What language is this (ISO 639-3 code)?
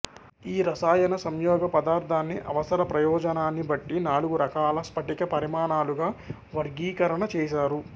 tel